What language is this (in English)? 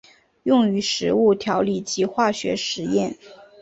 Chinese